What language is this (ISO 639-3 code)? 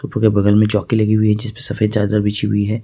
hin